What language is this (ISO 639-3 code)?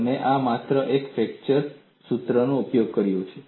guj